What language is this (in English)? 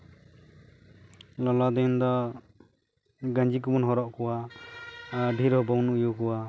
Santali